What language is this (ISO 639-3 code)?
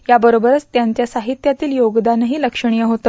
mar